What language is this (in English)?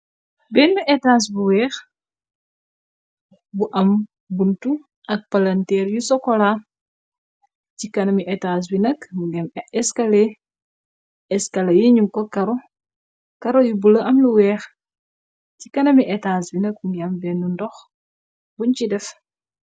Wolof